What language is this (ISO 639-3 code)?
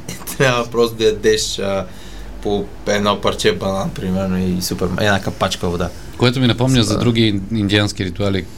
bul